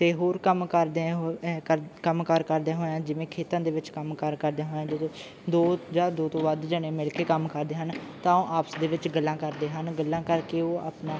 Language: Punjabi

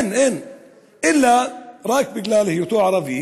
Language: Hebrew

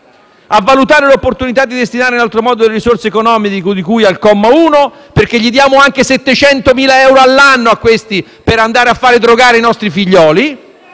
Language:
Italian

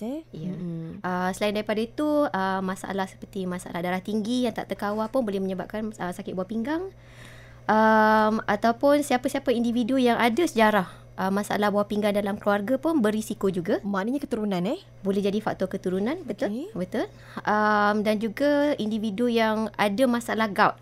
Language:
Malay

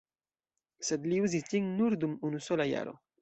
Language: Esperanto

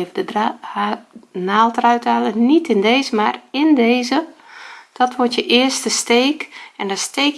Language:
Dutch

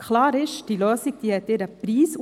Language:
Swiss German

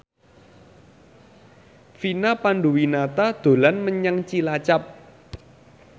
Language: Javanese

